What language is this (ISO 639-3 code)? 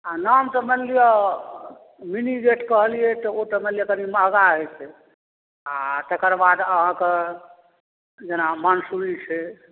mai